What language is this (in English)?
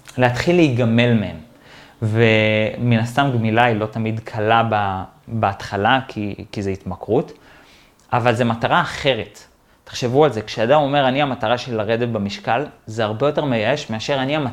Hebrew